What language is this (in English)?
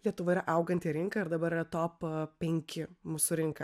Lithuanian